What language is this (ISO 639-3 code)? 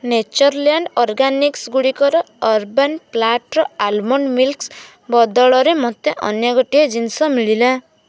ori